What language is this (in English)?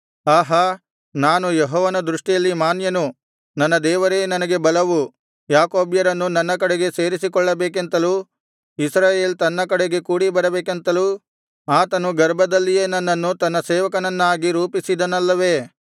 Kannada